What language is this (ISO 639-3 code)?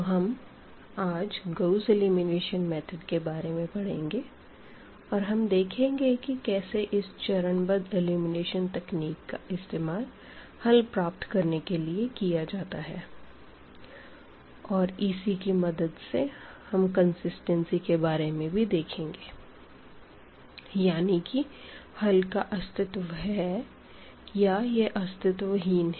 hin